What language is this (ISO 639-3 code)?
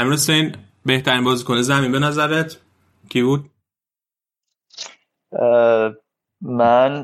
fas